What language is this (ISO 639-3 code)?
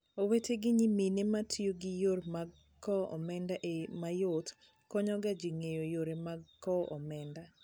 luo